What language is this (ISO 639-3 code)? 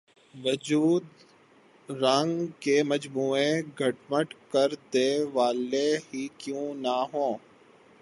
urd